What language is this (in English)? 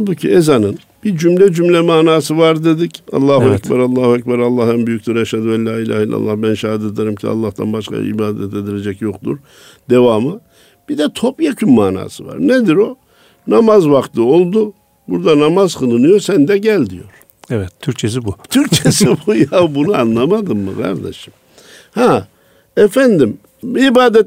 Turkish